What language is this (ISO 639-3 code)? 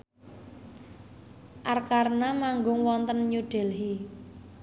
jav